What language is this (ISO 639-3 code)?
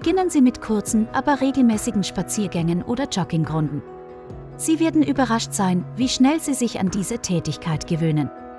deu